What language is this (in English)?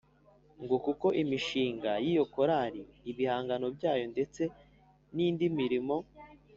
Kinyarwanda